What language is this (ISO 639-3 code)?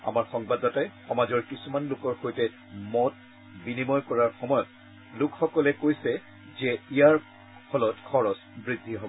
asm